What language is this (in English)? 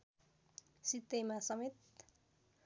Nepali